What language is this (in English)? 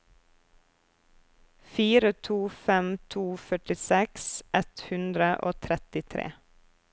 Norwegian